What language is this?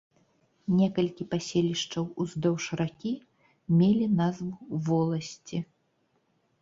Belarusian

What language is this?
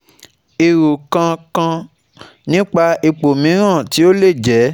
Yoruba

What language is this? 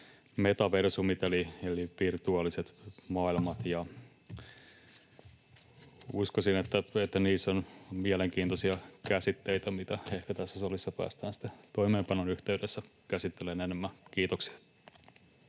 Finnish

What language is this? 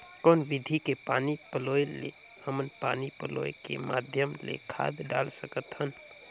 Chhattisgarhi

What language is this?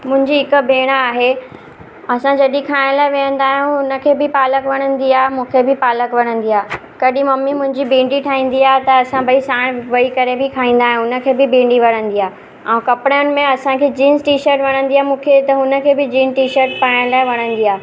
Sindhi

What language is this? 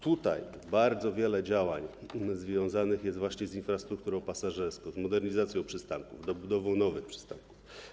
Polish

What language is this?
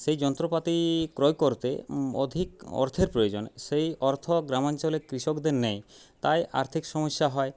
Bangla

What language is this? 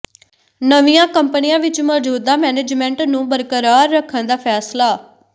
Punjabi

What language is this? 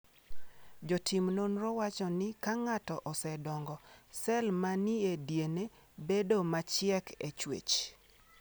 Luo (Kenya and Tanzania)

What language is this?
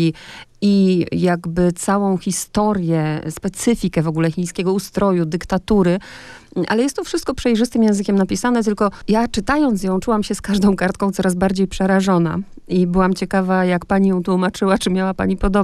Polish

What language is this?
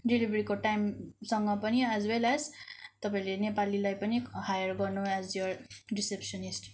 Nepali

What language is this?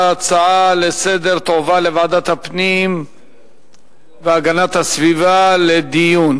Hebrew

